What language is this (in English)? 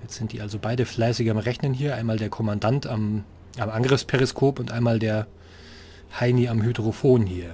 German